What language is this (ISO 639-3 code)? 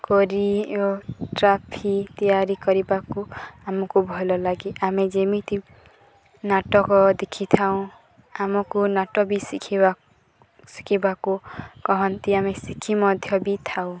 ori